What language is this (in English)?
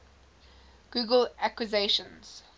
English